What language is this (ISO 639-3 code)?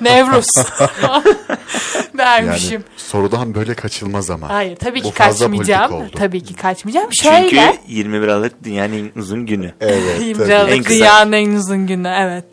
tur